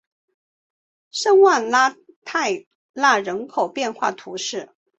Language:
Chinese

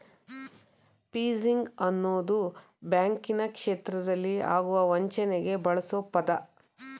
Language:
Kannada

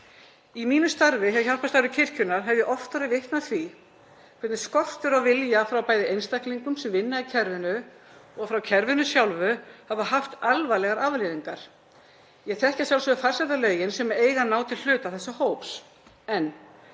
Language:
Icelandic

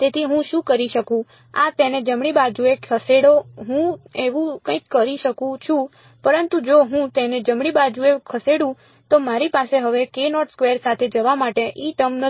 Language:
Gujarati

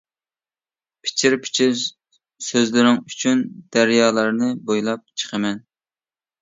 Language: Uyghur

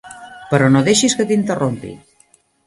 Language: Catalan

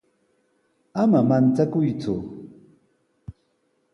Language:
Sihuas Ancash Quechua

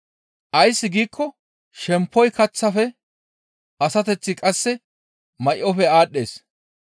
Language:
Gamo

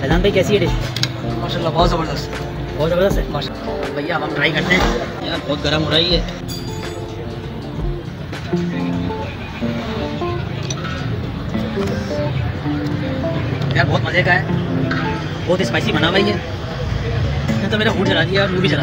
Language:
Hindi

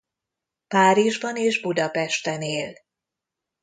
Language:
Hungarian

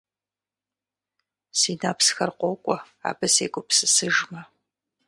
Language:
Kabardian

